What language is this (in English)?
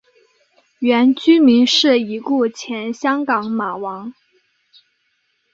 Chinese